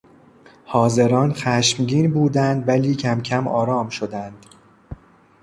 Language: Persian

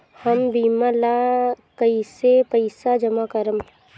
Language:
Bhojpuri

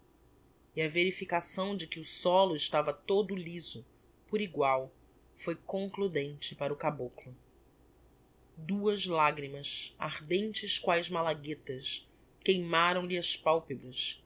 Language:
Portuguese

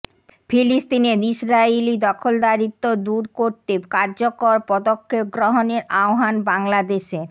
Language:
Bangla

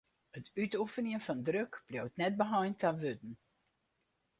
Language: Western Frisian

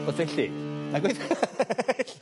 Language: Welsh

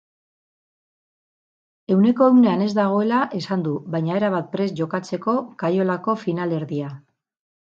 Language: Basque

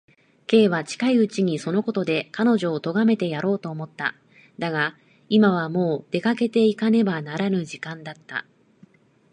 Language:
Japanese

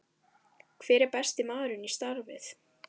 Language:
Icelandic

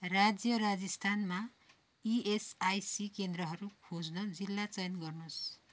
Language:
Nepali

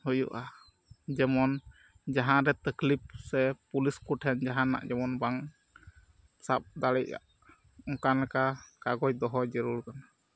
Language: Santali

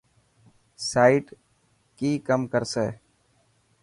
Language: Dhatki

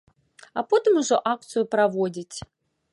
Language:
Belarusian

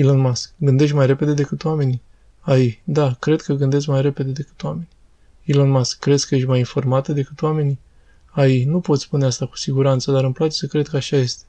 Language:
Romanian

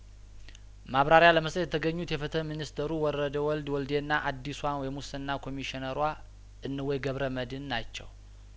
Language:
Amharic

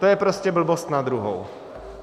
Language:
Czech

